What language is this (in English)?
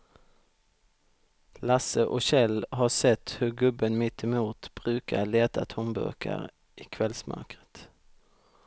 Swedish